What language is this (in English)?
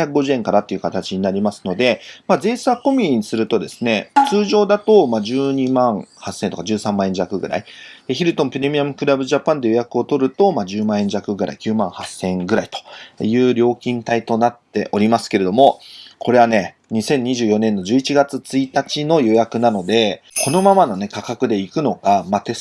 Japanese